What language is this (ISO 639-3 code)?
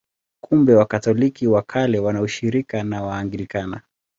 swa